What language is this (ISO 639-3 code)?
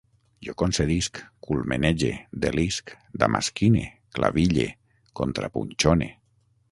cat